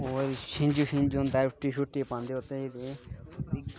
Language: Dogri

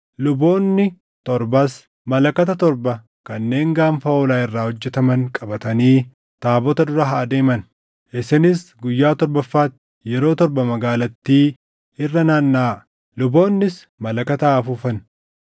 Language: Oromo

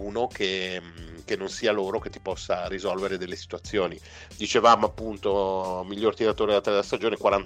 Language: Italian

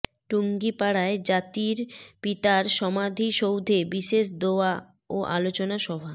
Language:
Bangla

